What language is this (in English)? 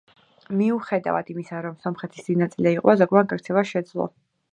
Georgian